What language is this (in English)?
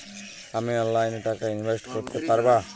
Bangla